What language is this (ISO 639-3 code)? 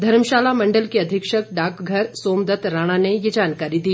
hin